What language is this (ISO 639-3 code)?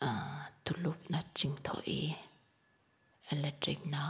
mni